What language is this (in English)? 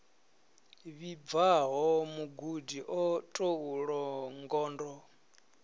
Venda